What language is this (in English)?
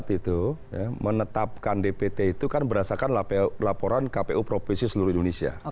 Indonesian